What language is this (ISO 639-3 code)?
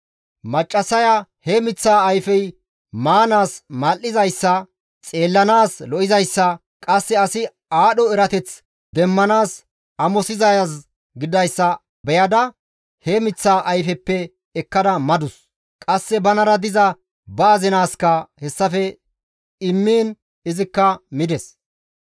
gmv